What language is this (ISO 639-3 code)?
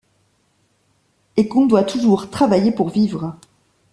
fra